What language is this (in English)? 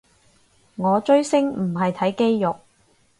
Cantonese